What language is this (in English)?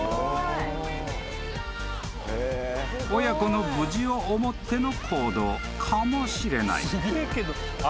Japanese